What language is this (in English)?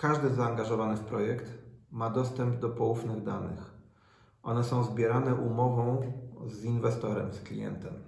Polish